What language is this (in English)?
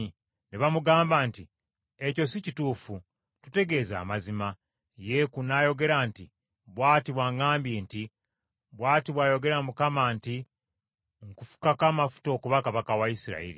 Ganda